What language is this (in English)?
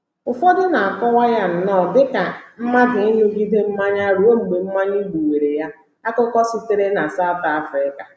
Igbo